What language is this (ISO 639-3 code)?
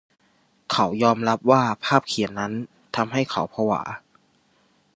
tha